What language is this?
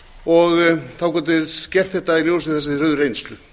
Icelandic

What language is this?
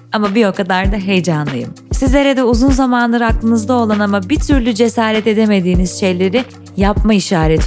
Turkish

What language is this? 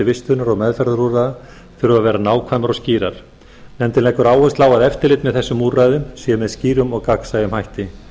Icelandic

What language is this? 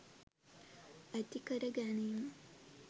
Sinhala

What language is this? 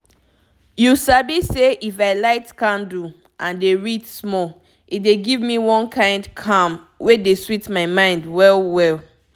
Nigerian Pidgin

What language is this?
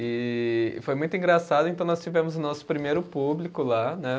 Portuguese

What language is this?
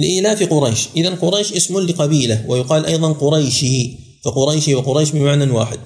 Arabic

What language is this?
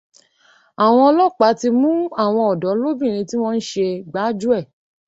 Yoruba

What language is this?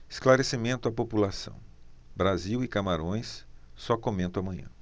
Portuguese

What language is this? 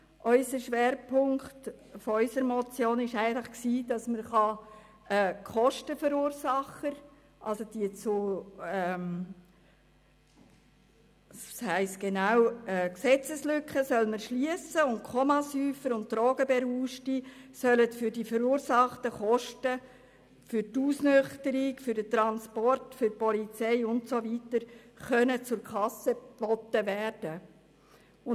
Swiss German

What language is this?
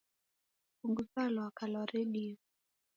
Taita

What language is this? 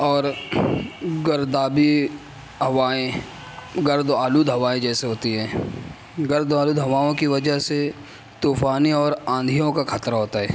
Urdu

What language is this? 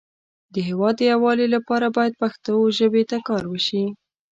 Pashto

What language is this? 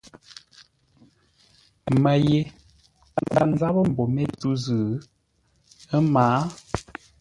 Ngombale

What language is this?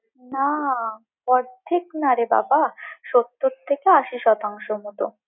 Bangla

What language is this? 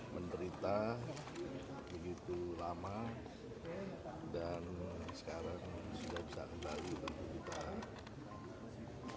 Indonesian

